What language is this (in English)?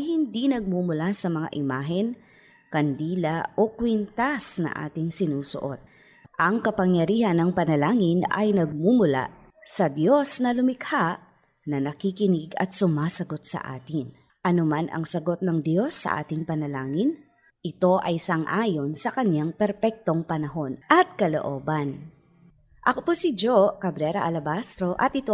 Filipino